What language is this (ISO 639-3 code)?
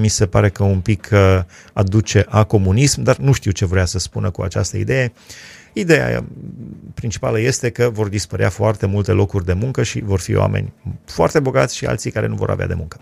ron